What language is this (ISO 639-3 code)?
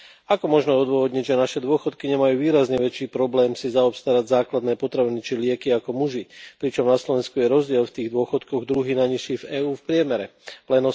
slk